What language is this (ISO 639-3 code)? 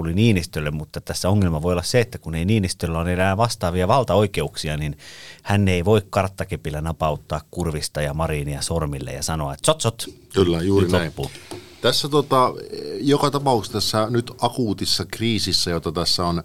fin